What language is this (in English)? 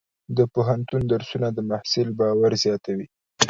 Pashto